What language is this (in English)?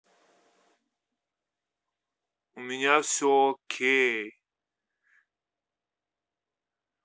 Russian